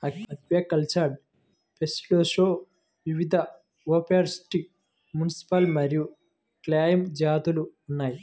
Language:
Telugu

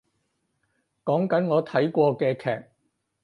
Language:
Cantonese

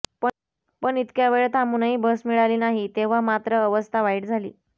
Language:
Marathi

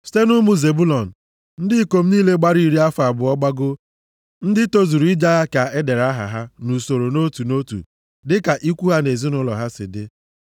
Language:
Igbo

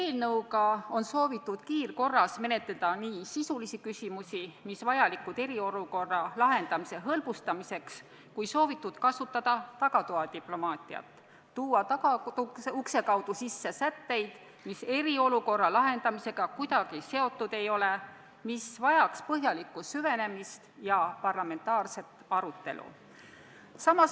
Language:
Estonian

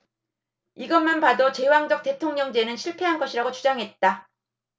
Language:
Korean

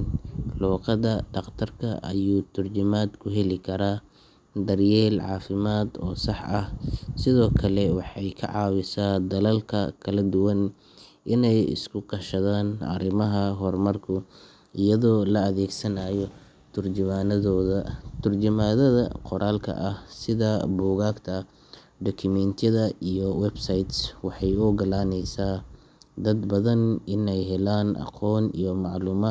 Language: Somali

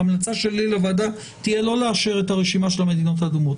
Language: Hebrew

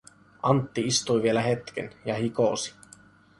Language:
Finnish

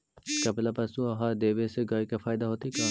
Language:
Magahi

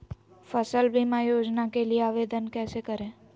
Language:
Magahi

